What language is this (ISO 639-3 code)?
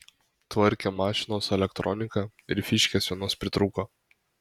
lit